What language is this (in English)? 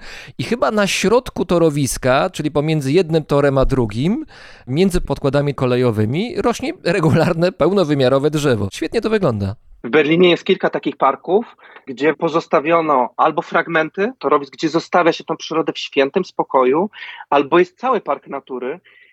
Polish